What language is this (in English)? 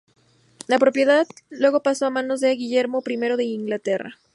Spanish